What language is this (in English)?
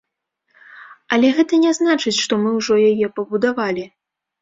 Belarusian